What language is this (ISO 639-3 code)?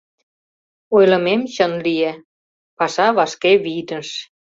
chm